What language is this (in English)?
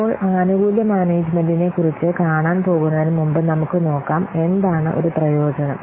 Malayalam